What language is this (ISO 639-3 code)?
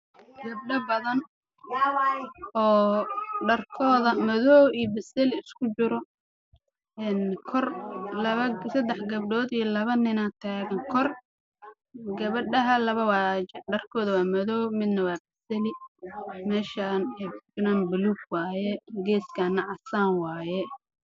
som